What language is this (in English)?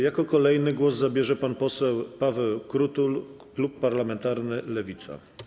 Polish